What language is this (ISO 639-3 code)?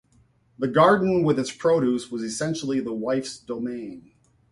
eng